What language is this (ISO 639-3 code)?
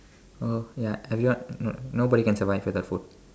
eng